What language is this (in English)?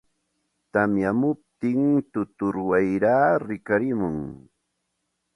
Santa Ana de Tusi Pasco Quechua